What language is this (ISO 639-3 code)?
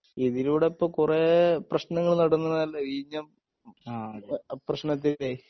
mal